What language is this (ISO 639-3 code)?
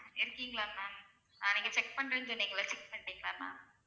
tam